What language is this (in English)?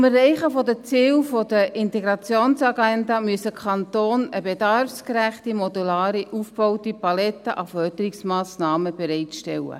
Swiss German